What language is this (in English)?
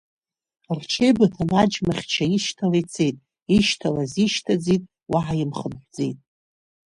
Abkhazian